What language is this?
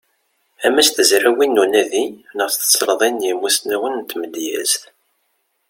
Kabyle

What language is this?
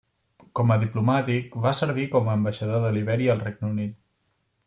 Catalan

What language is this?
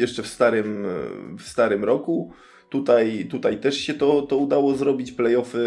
Polish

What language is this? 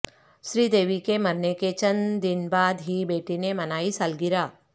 Urdu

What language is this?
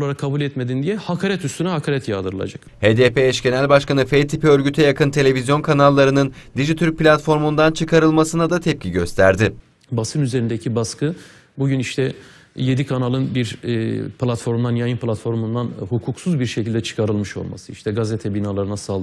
Turkish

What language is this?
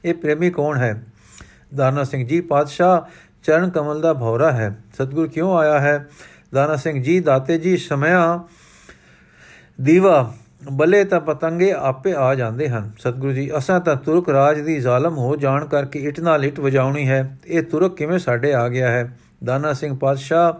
Punjabi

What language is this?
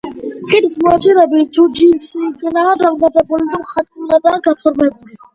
Georgian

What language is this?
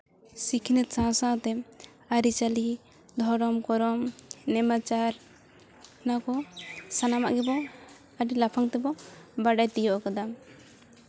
Santali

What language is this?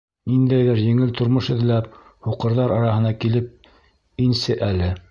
Bashkir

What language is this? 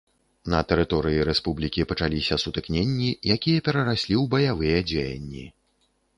Belarusian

